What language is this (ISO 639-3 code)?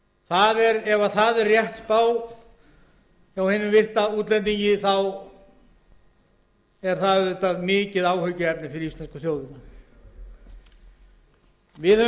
isl